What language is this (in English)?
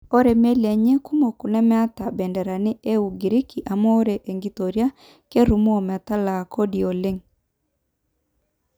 Masai